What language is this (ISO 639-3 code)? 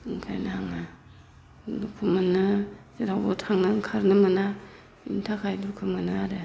brx